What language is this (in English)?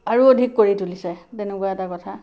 Assamese